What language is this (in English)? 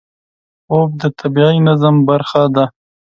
Pashto